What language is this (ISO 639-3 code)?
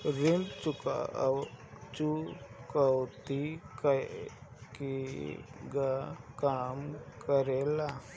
bho